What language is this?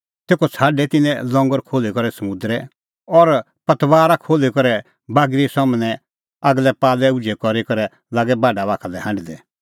Kullu Pahari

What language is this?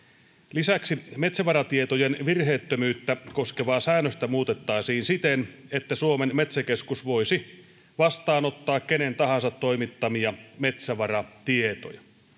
Finnish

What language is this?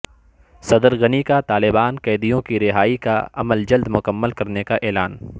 Urdu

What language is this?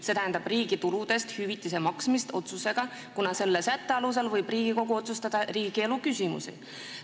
Estonian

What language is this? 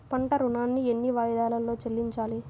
Telugu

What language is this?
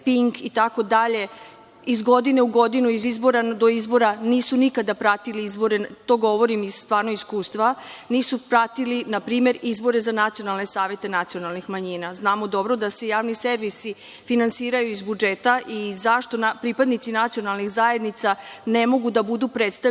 Serbian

